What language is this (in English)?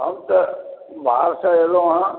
Maithili